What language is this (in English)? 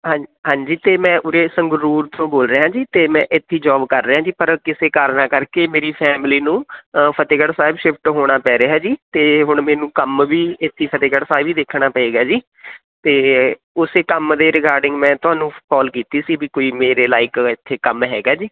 Punjabi